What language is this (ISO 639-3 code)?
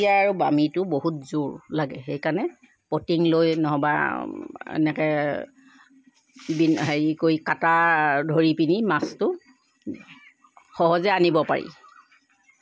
asm